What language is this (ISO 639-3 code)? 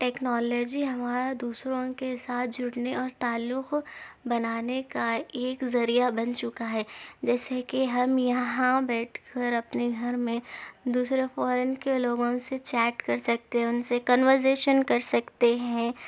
urd